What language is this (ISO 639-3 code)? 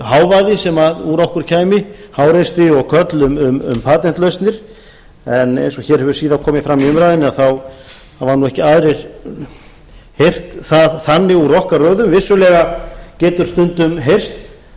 isl